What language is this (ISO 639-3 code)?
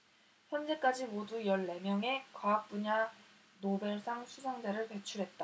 kor